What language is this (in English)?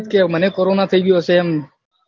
Gujarati